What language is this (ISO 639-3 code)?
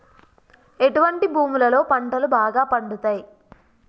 tel